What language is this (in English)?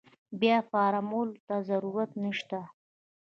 Pashto